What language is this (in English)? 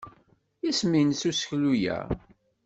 Kabyle